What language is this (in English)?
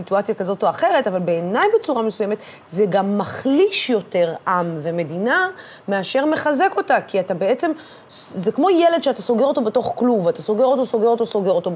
Hebrew